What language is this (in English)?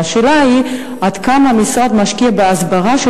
Hebrew